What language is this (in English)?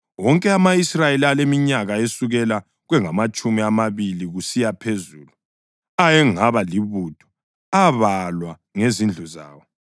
North Ndebele